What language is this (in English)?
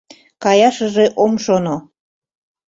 Mari